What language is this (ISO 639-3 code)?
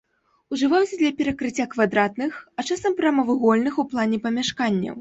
bel